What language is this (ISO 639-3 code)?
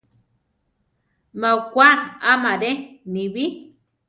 tar